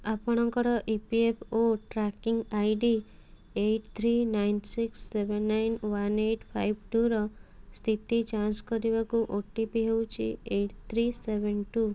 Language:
Odia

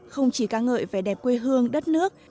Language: Vietnamese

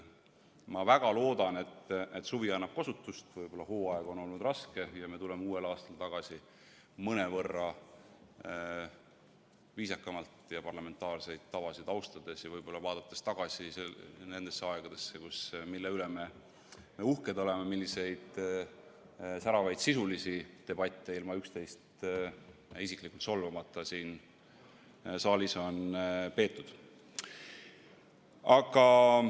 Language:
Estonian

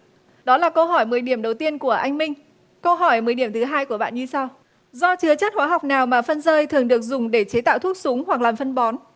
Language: Vietnamese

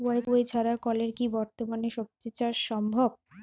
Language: Bangla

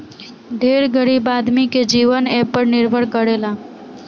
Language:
Bhojpuri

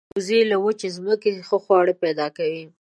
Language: Pashto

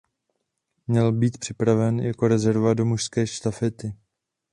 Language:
Czech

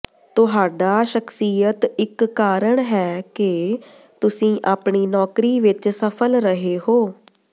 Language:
Punjabi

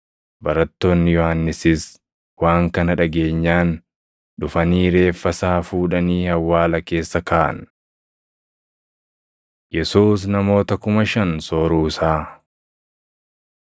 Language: Oromo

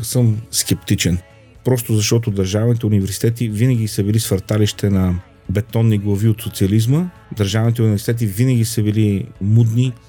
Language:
Bulgarian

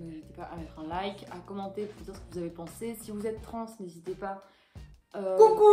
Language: French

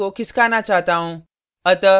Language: Hindi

